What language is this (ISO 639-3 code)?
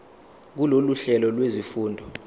zul